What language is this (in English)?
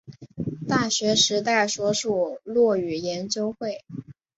Chinese